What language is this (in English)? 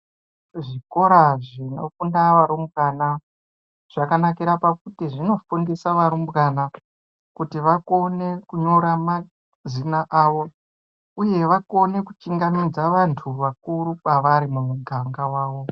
Ndau